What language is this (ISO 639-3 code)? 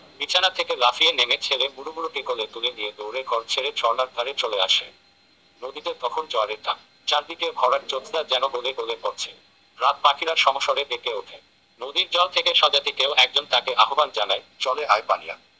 ben